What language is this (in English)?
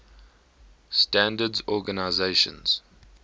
English